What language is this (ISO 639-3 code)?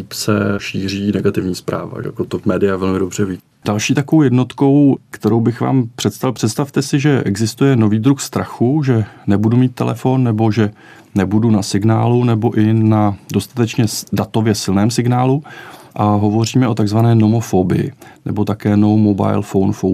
ces